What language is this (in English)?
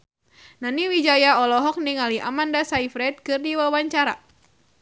Sundanese